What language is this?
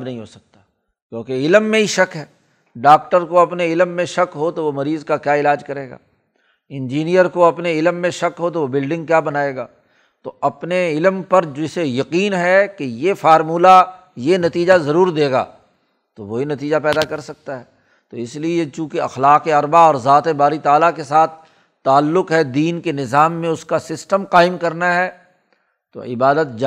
Urdu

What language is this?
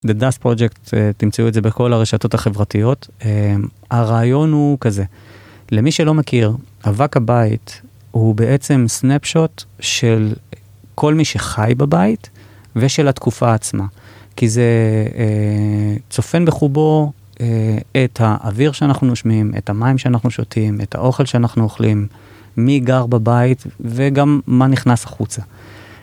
Hebrew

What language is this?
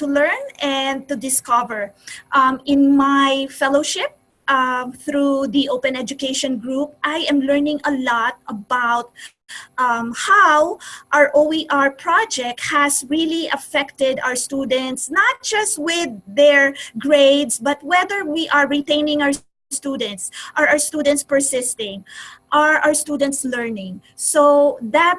English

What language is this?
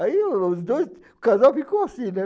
Portuguese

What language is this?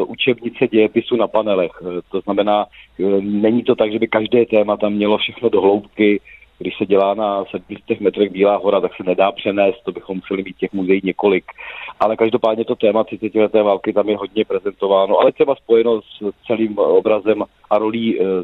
Czech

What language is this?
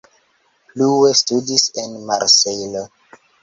Esperanto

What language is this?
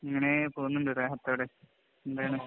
Malayalam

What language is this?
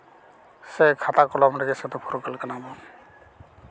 Santali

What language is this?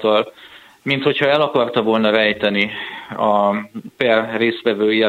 Hungarian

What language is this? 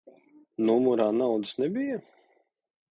Latvian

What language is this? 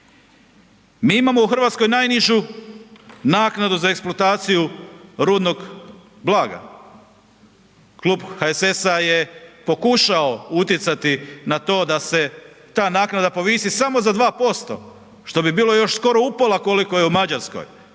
Croatian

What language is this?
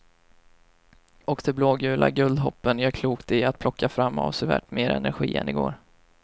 Swedish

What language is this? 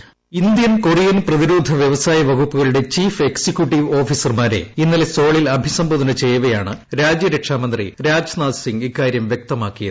Malayalam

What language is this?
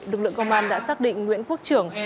Vietnamese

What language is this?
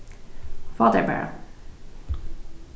Faroese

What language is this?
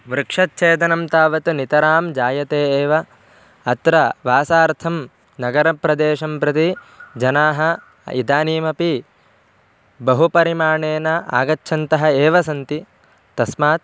Sanskrit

